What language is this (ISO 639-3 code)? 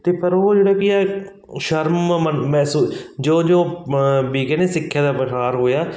pan